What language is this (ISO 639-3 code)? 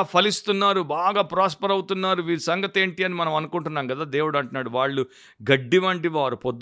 tel